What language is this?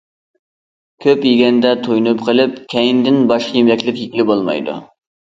Uyghur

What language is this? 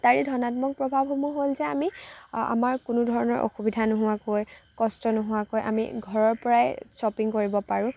Assamese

